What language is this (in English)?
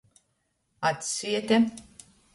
Latgalian